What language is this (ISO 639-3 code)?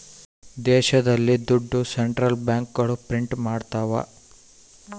kan